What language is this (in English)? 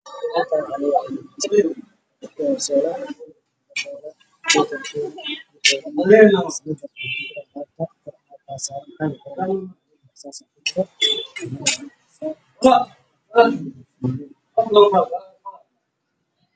Somali